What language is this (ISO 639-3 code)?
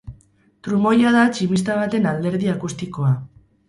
eus